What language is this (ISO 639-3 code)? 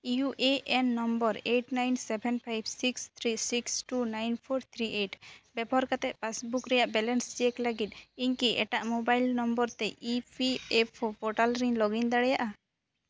sat